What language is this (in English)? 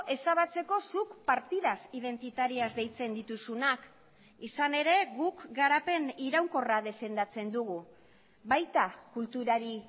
Basque